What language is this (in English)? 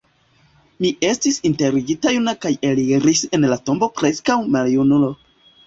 Esperanto